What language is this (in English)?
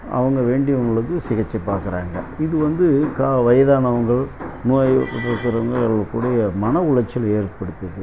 Tamil